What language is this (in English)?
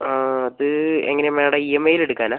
Malayalam